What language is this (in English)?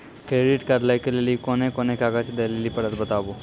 Maithili